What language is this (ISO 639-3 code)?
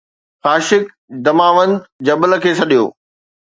snd